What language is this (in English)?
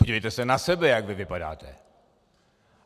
Czech